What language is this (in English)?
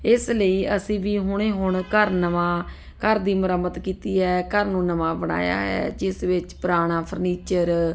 Punjabi